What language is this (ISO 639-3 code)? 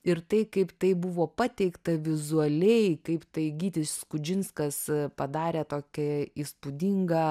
lit